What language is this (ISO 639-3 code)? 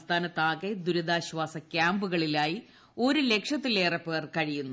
mal